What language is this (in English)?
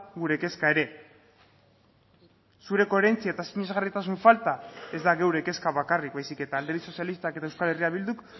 Basque